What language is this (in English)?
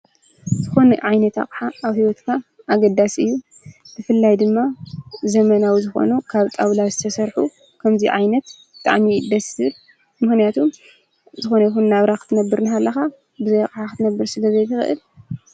Tigrinya